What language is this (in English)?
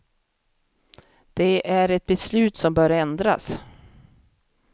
Swedish